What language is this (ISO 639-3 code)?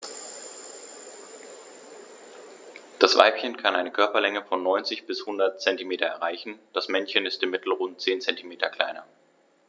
deu